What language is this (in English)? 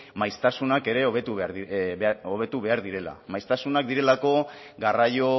Basque